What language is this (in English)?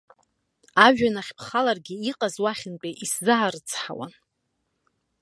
Abkhazian